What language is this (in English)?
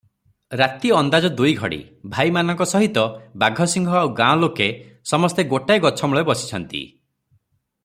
Odia